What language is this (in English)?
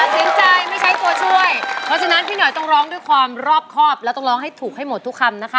Thai